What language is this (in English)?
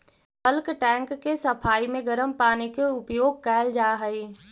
Magahi